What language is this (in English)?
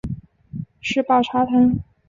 Chinese